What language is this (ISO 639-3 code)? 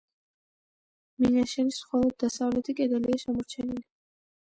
kat